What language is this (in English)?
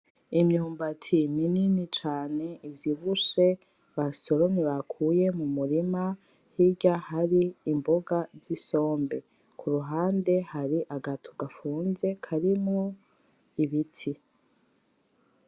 Rundi